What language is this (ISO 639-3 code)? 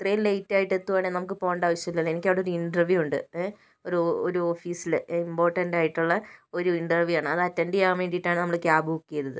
mal